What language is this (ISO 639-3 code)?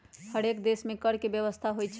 mag